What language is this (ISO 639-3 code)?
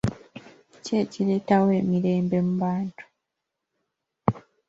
lug